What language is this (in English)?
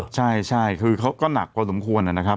Thai